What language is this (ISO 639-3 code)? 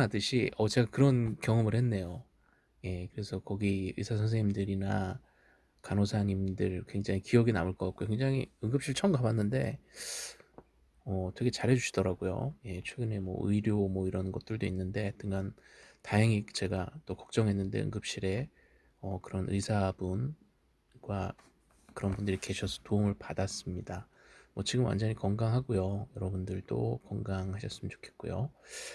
kor